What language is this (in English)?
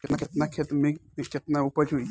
Bhojpuri